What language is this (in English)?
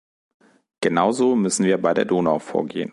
German